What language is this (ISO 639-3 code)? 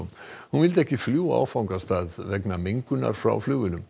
isl